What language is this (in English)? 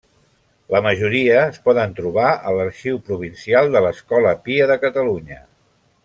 Catalan